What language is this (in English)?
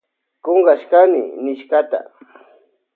Loja Highland Quichua